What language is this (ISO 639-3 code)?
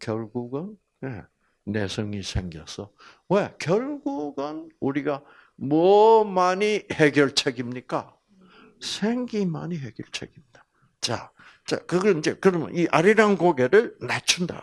kor